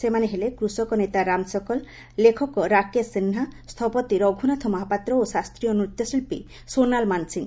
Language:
Odia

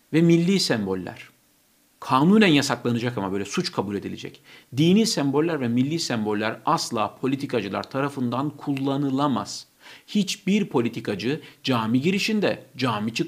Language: Turkish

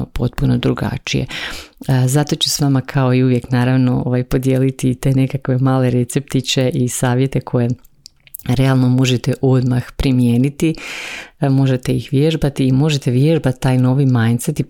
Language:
Croatian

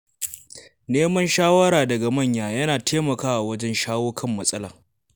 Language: Hausa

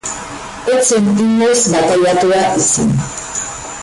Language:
Basque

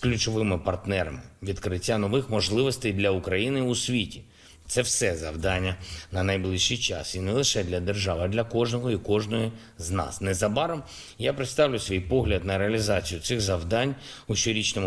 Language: Ukrainian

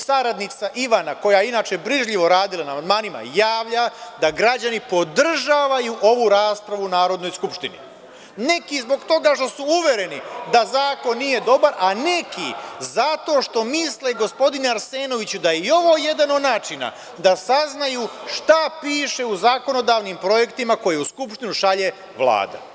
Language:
Serbian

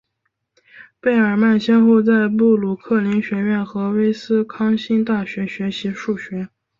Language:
Chinese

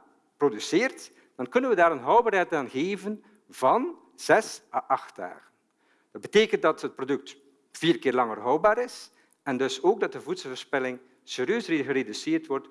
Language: Dutch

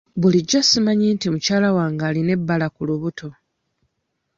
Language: Ganda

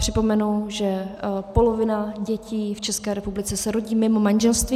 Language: Czech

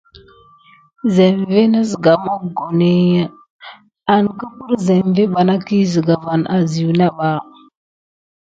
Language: Gidar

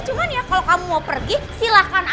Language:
Indonesian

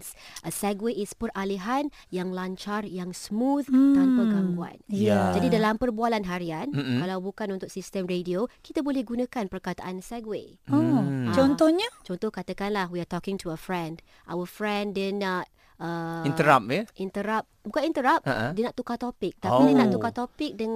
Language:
Malay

